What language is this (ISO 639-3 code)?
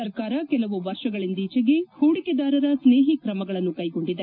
kan